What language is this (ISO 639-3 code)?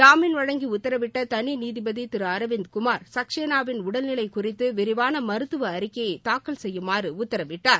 tam